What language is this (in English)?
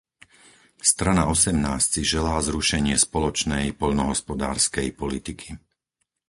Slovak